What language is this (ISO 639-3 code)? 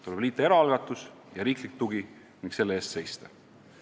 est